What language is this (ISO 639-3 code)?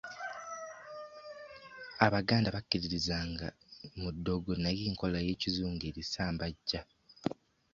lug